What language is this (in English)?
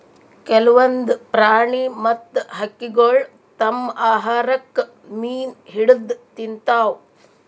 Kannada